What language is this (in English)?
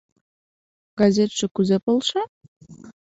Mari